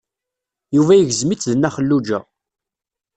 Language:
Kabyle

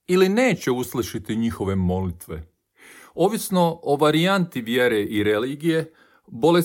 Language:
Croatian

